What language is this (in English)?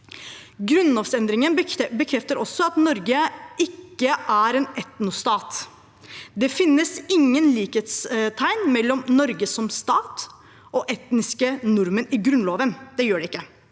Norwegian